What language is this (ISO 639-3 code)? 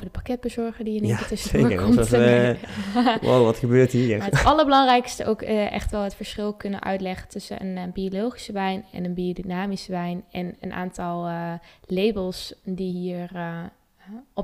nld